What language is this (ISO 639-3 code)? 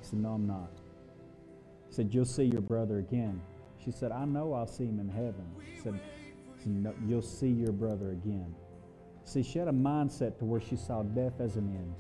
eng